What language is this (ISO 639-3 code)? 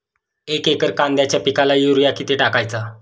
mar